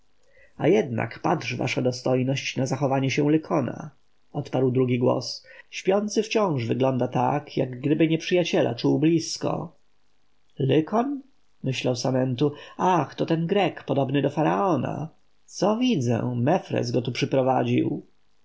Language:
Polish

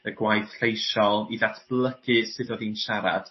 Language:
Welsh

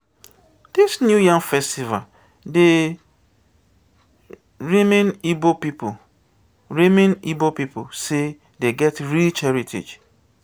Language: Nigerian Pidgin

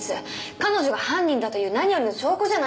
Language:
Japanese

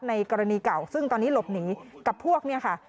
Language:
Thai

